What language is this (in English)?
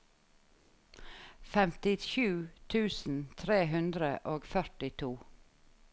Norwegian